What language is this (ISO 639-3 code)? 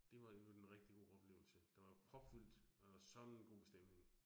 dan